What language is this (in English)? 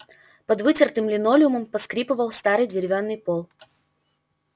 Russian